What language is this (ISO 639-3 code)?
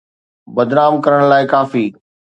snd